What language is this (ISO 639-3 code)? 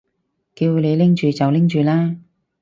yue